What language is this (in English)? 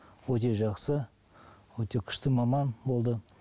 Kazakh